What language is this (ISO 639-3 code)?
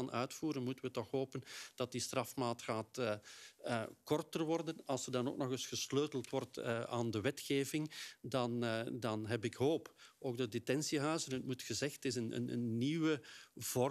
nld